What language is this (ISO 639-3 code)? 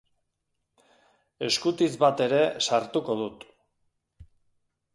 eus